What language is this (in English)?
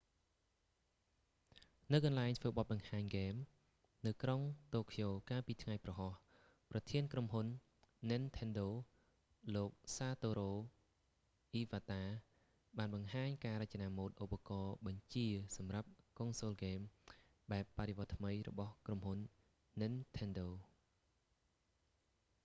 Khmer